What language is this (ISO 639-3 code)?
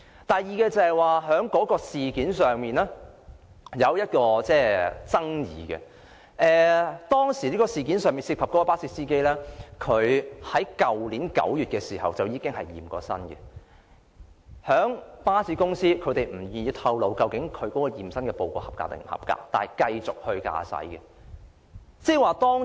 yue